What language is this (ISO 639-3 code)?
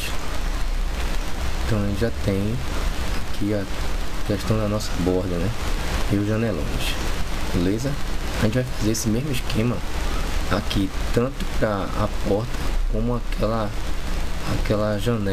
por